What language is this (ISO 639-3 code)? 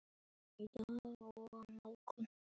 isl